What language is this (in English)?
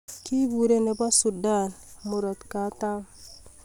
Kalenjin